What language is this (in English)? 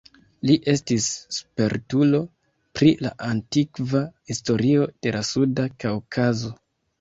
Esperanto